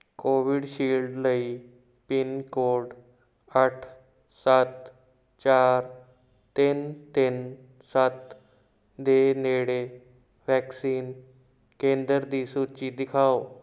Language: Punjabi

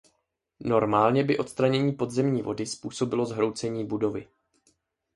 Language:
Czech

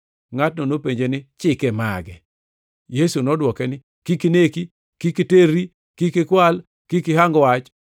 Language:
Luo (Kenya and Tanzania)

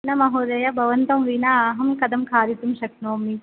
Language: Sanskrit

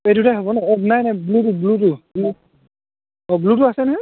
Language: Assamese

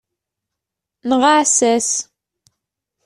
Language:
Kabyle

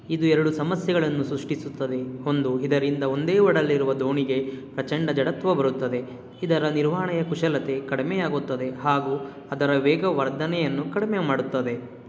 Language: Kannada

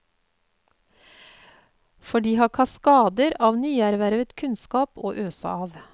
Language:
Norwegian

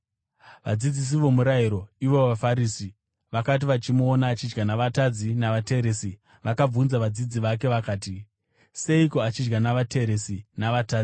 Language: Shona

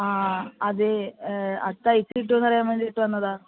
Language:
Malayalam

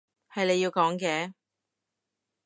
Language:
Cantonese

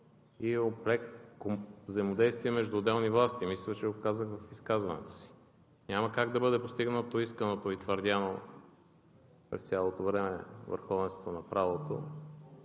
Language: Bulgarian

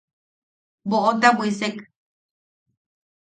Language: Yaqui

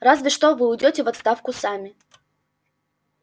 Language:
Russian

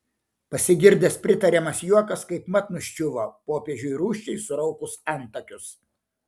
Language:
Lithuanian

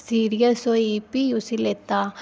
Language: Dogri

